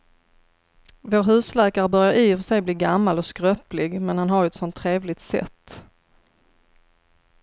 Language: Swedish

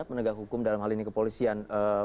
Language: Indonesian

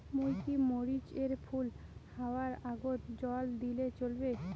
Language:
Bangla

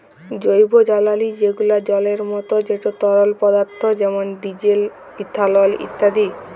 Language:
Bangla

